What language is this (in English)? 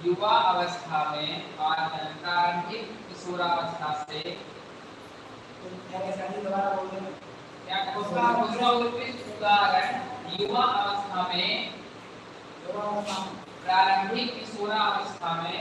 Hindi